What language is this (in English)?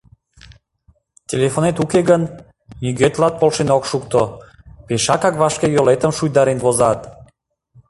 Mari